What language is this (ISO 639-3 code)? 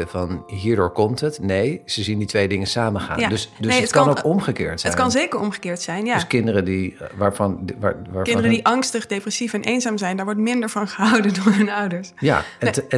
nld